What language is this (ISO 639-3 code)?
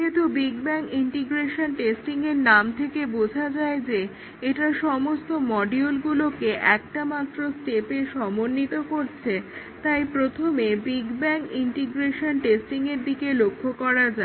ben